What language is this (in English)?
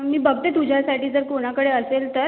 Marathi